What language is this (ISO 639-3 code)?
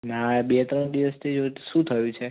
guj